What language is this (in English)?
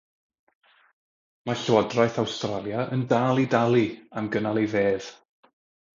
Welsh